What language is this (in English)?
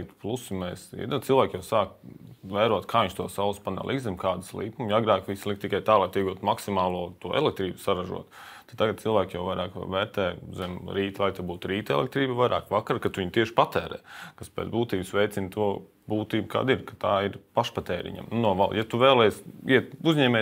Latvian